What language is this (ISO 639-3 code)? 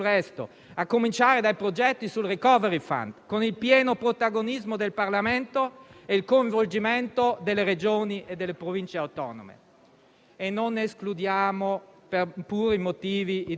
ita